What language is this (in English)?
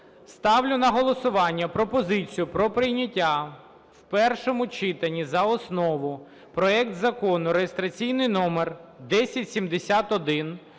Ukrainian